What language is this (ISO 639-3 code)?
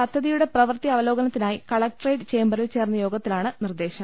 mal